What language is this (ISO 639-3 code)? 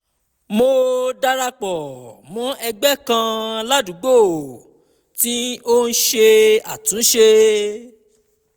yor